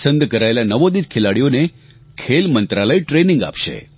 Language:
Gujarati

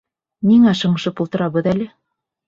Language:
Bashkir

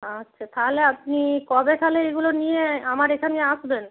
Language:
Bangla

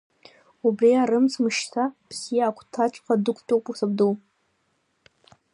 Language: Abkhazian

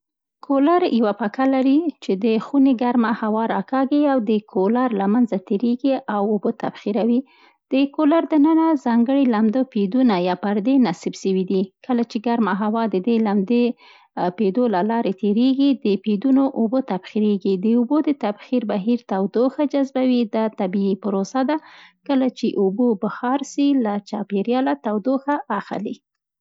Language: Central Pashto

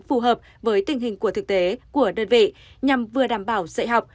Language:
Vietnamese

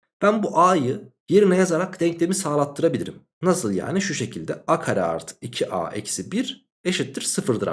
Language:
Turkish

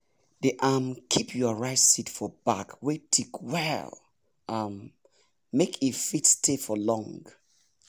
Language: Nigerian Pidgin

